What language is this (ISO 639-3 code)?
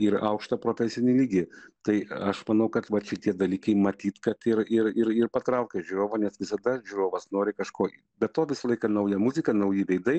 lit